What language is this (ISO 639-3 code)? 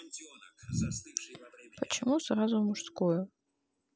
rus